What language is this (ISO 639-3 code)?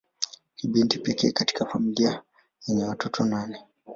swa